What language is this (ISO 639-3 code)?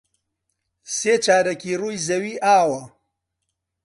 ckb